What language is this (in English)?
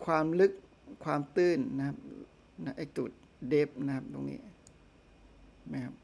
Thai